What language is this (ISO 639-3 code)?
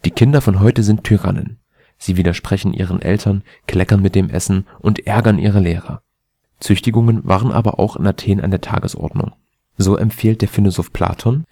deu